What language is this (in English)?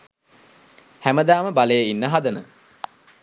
Sinhala